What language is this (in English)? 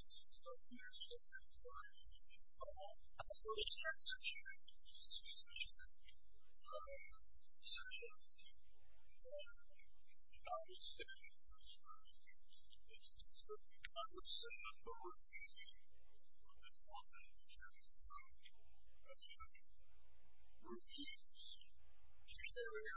English